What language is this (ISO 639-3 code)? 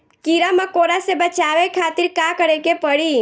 bho